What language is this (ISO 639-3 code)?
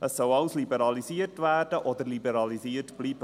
gsw